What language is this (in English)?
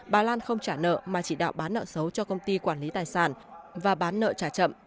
Vietnamese